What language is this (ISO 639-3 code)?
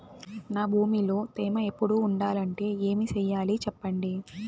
tel